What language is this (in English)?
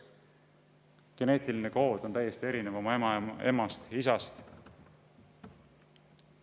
Estonian